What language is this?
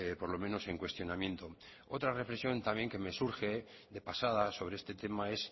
Spanish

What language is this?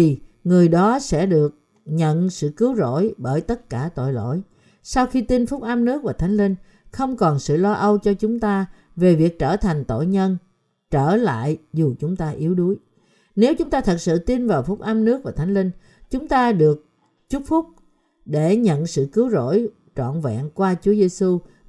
Vietnamese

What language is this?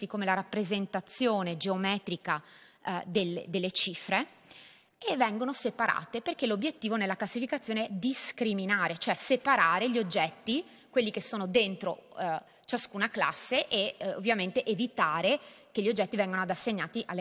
Italian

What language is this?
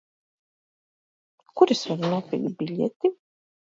Latvian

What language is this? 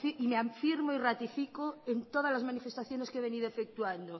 Spanish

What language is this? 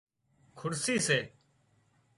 Wadiyara Koli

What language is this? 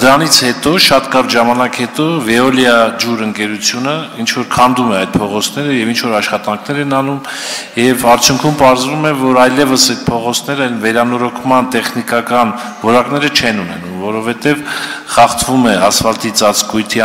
Turkish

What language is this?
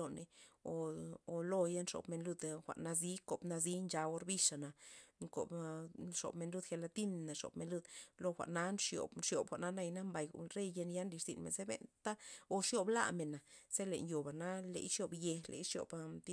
Loxicha Zapotec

